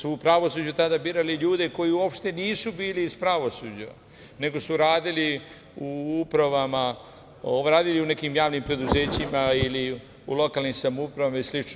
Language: Serbian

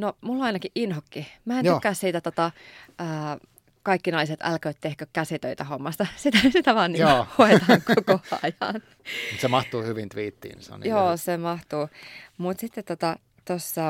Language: Finnish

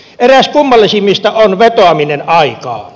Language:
Finnish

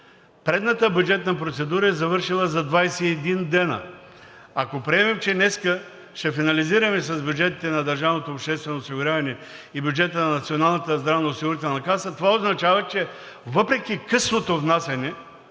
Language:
Bulgarian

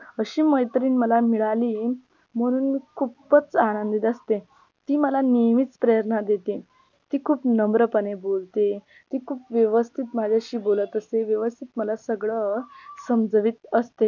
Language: Marathi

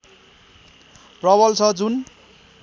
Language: Nepali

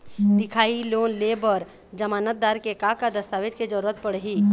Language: Chhattisgarhi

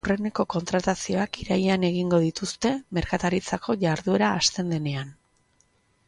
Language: Basque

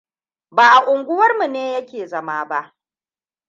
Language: Hausa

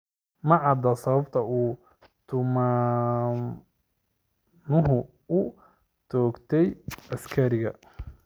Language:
Somali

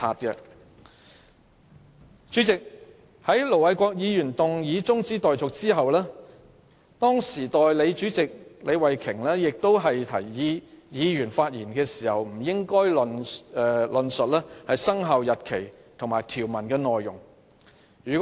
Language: Cantonese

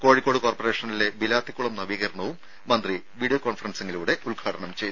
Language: Malayalam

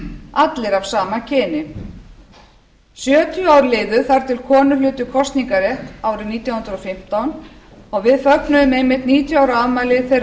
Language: Icelandic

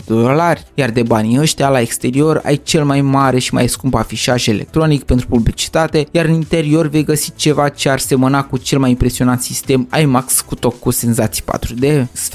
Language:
Romanian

